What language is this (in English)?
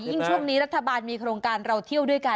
Thai